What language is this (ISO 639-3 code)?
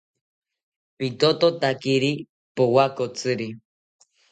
cpy